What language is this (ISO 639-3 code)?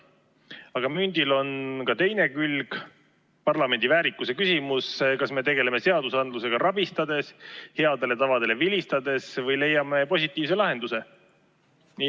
est